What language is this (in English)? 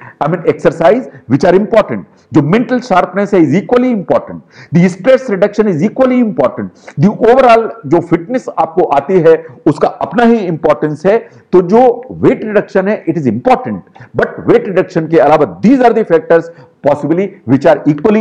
Hindi